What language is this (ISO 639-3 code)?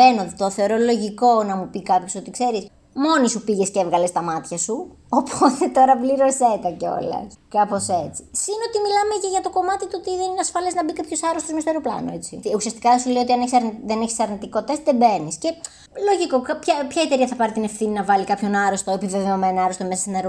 ell